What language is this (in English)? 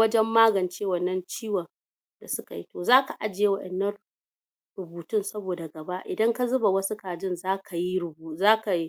Hausa